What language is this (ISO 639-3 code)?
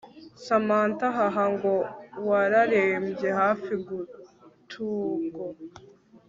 kin